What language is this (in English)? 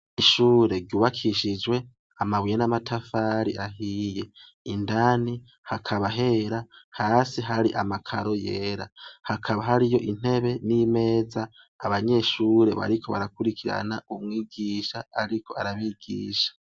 Rundi